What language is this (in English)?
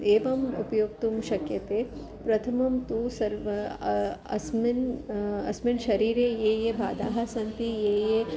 Sanskrit